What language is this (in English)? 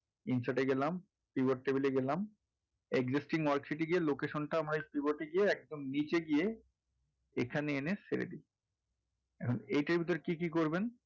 Bangla